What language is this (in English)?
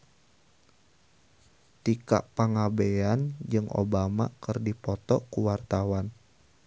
Sundanese